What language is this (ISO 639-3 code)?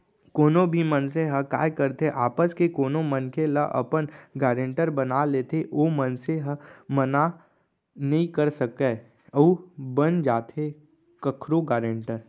hne